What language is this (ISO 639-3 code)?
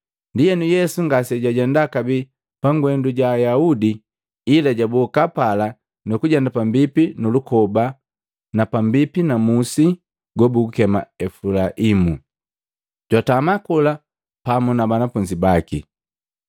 mgv